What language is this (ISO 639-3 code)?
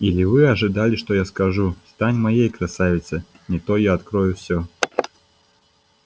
rus